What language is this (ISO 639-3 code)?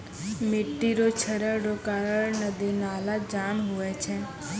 mai